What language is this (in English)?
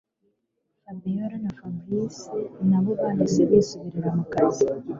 Kinyarwanda